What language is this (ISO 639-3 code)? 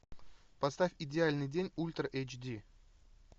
rus